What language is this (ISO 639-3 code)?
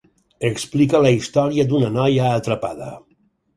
cat